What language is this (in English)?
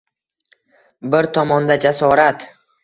Uzbek